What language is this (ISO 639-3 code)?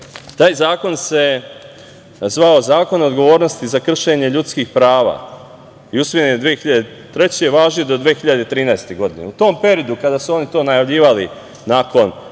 srp